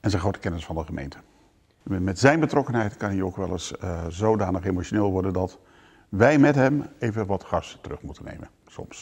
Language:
Dutch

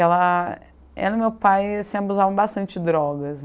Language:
Portuguese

